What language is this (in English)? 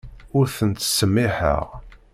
Kabyle